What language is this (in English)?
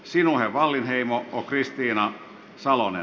Finnish